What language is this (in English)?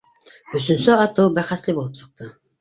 Bashkir